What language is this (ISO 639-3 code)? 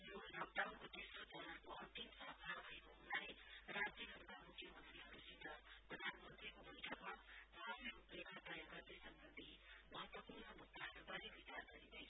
nep